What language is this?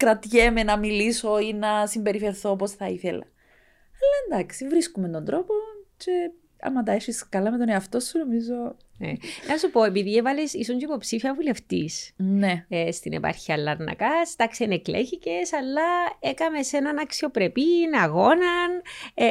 Greek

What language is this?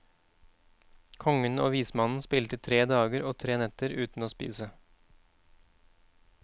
Norwegian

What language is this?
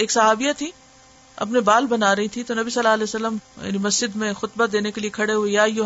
Urdu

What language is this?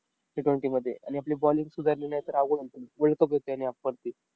Marathi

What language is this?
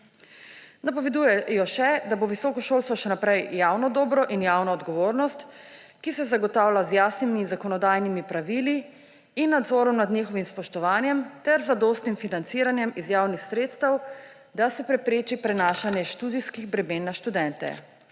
Slovenian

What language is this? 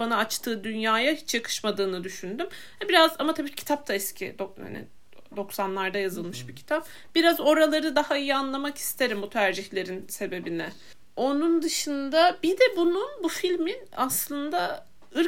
Turkish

